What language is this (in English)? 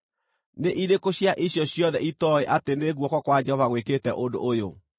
Kikuyu